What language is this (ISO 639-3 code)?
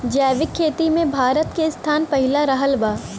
bho